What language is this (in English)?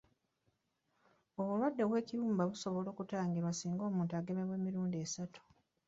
Ganda